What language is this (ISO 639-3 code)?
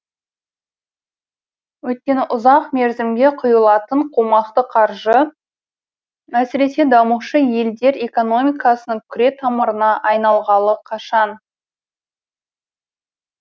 kaz